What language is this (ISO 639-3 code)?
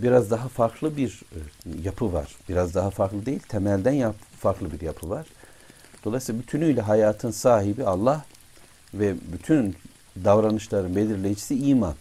tur